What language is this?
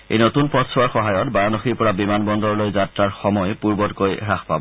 Assamese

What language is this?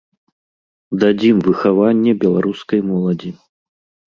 Belarusian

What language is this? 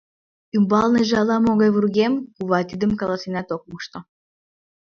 Mari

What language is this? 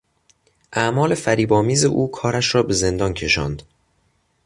Persian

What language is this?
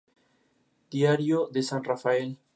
Spanish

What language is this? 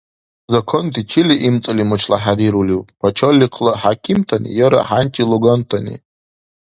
Dargwa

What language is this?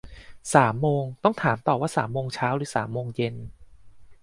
Thai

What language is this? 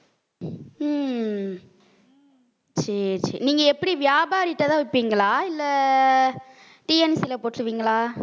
Tamil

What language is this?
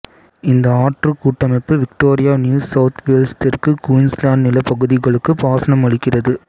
Tamil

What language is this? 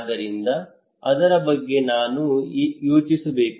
Kannada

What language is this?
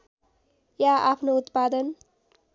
Nepali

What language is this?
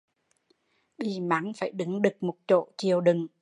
Vietnamese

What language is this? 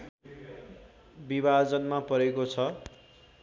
Nepali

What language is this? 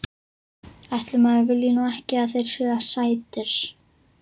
Icelandic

